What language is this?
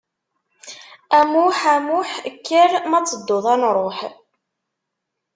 Kabyle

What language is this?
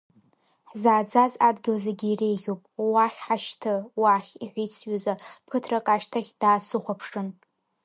Abkhazian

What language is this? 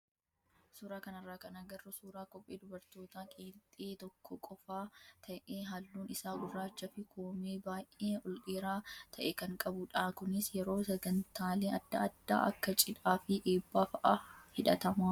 Oromo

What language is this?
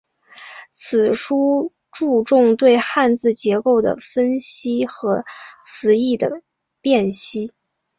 Chinese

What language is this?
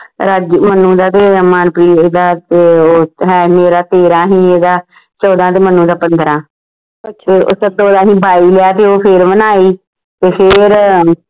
Punjabi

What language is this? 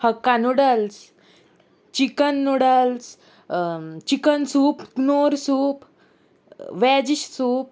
Konkani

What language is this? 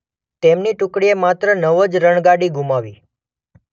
Gujarati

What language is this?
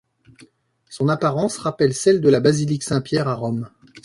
French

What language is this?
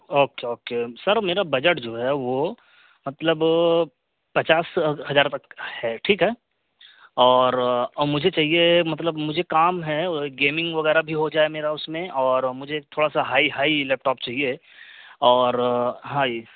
Urdu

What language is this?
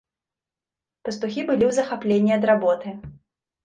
Belarusian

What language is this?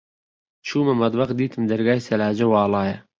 Central Kurdish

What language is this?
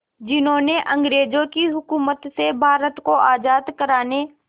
Hindi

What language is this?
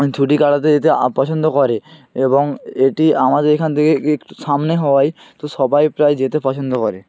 Bangla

